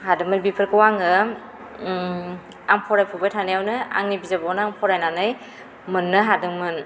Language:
Bodo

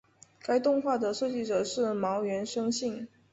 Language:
Chinese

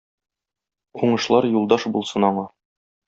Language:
Tatar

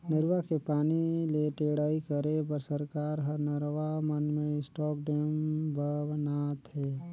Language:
Chhattisgarhi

